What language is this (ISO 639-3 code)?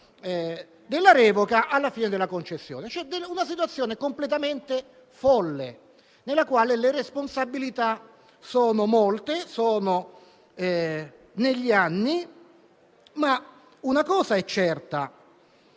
ita